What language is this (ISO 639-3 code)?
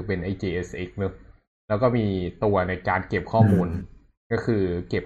tha